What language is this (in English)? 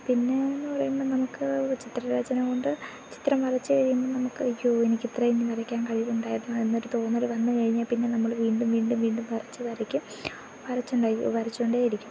Malayalam